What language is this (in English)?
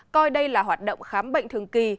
Vietnamese